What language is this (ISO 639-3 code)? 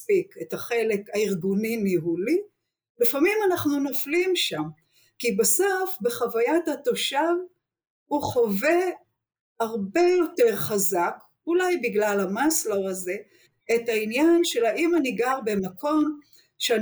heb